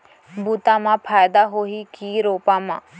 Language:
Chhattisgarhi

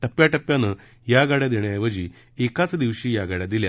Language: Marathi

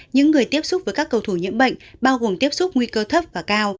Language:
Vietnamese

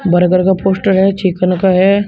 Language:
Hindi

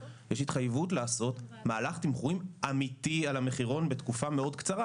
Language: Hebrew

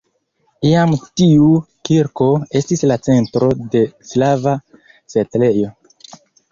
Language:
Esperanto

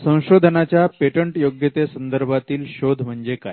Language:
Marathi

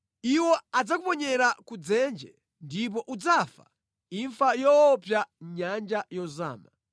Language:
Nyanja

